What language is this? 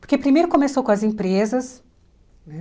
Portuguese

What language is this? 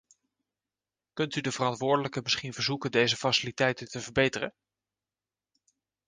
Dutch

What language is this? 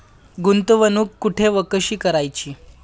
Marathi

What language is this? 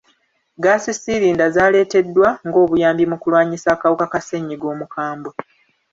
Ganda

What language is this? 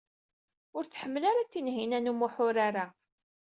Kabyle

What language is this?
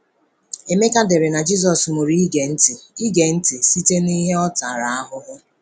Igbo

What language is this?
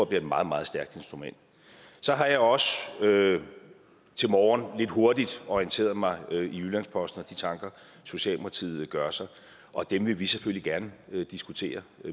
Danish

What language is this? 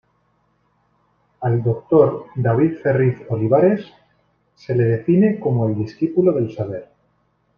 Spanish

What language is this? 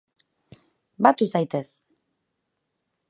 Basque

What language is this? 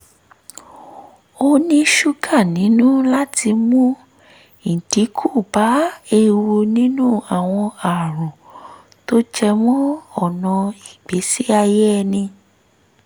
Yoruba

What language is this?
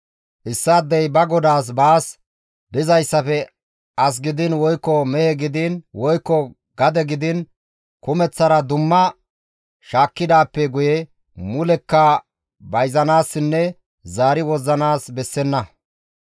Gamo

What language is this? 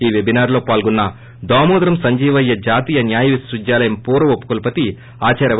Telugu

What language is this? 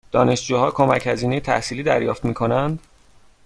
Persian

